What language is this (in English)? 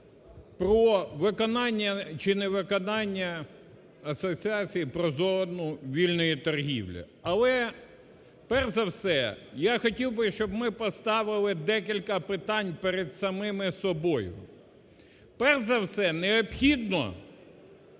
Ukrainian